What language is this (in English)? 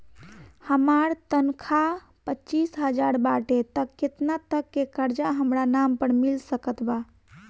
Bhojpuri